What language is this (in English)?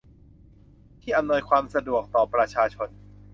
Thai